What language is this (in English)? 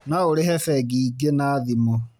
Kikuyu